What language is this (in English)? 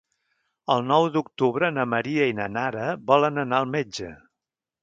Catalan